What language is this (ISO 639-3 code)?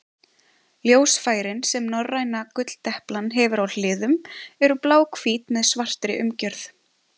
isl